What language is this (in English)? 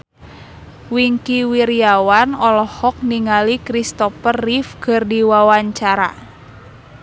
Sundanese